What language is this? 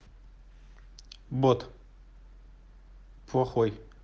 Russian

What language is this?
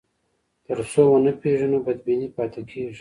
Pashto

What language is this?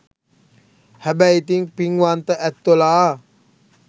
Sinhala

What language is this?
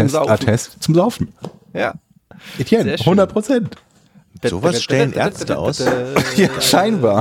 German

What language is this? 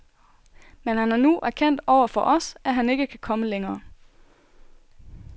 Danish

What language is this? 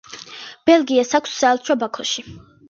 Georgian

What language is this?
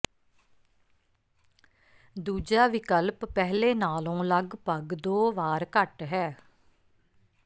Punjabi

